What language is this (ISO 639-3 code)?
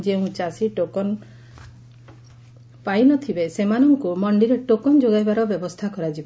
ori